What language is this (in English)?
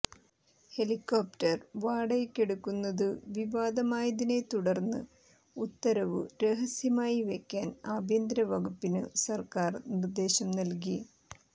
Malayalam